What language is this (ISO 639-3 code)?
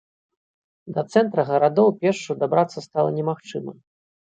bel